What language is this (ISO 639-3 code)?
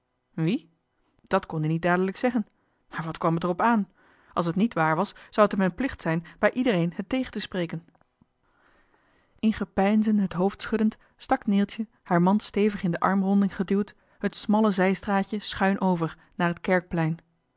nld